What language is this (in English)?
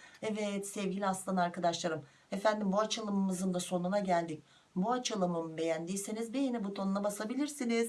Turkish